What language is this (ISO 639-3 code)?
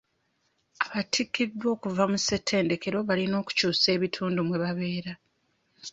lug